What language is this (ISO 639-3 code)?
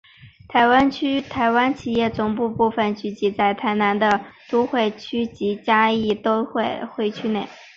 zho